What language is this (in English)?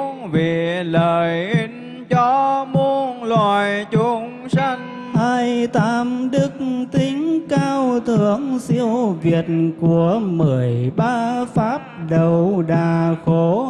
Vietnamese